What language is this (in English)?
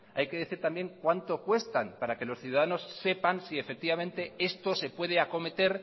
Spanish